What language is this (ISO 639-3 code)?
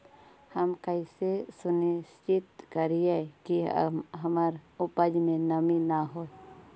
mag